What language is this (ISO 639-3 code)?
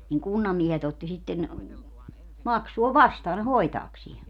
fin